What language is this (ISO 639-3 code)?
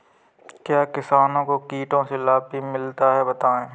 hin